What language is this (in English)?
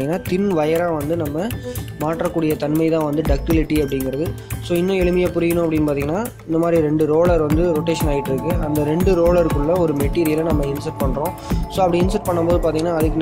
Korean